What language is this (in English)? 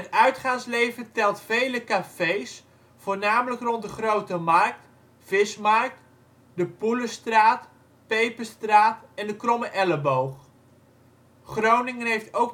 Dutch